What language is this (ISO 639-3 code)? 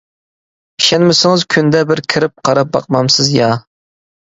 uig